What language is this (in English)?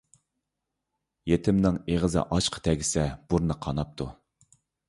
Uyghur